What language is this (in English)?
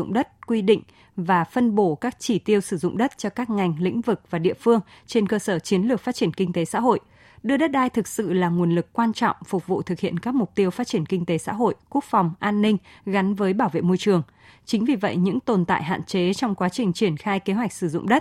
Vietnamese